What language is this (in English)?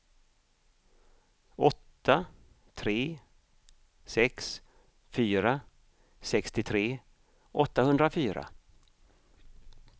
Swedish